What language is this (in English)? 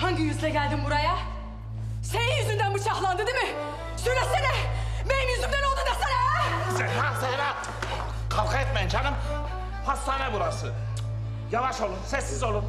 Turkish